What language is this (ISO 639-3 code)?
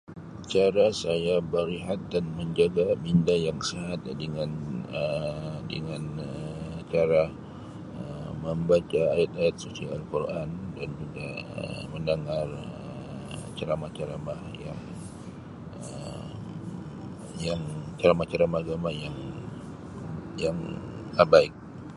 msi